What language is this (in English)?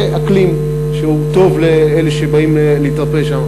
Hebrew